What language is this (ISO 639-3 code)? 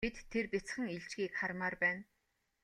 mon